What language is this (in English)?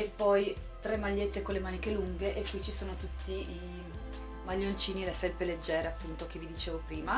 Italian